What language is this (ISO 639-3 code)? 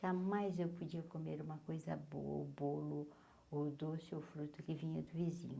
por